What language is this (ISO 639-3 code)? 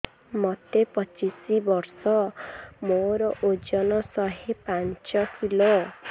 ori